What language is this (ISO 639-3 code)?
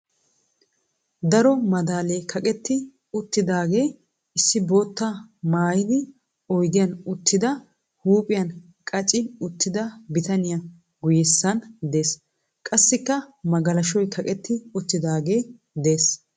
wal